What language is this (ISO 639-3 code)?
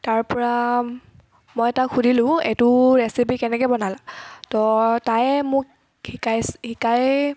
asm